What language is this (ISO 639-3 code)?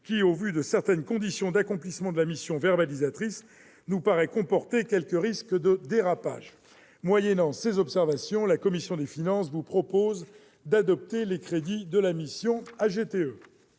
fra